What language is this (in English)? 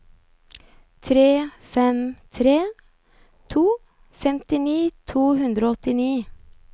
Norwegian